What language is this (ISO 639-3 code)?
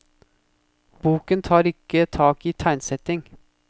nor